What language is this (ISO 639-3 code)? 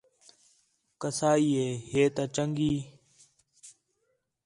xhe